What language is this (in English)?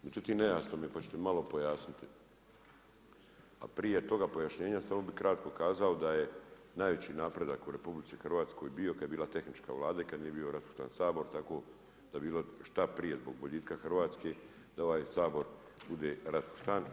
Croatian